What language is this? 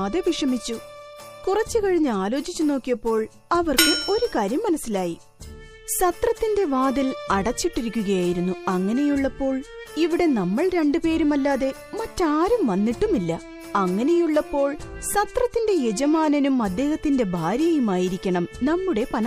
Malayalam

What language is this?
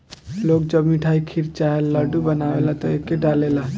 Bhojpuri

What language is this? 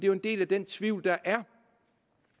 Danish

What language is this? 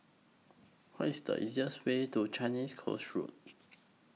English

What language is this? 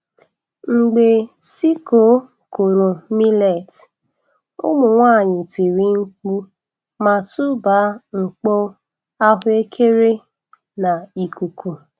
Igbo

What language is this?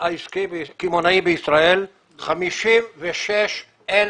Hebrew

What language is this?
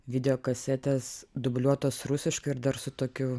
Lithuanian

